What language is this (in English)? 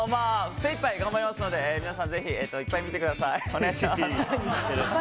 Japanese